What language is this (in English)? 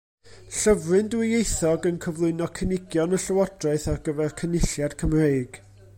Welsh